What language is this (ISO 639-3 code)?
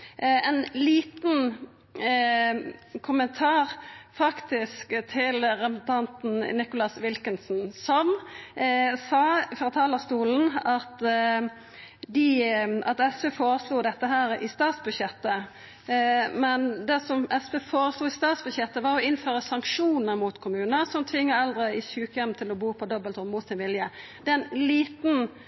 nno